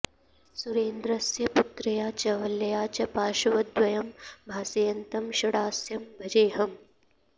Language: Sanskrit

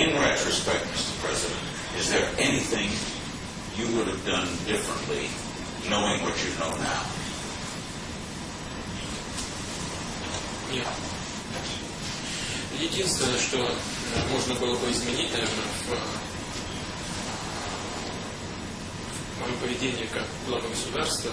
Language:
Russian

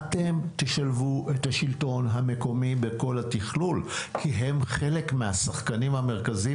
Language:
Hebrew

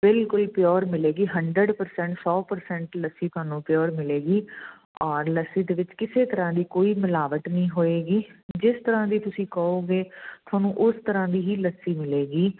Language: Punjabi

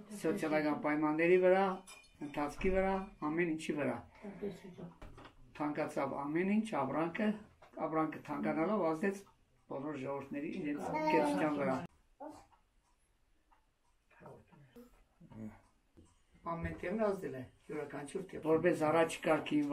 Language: Turkish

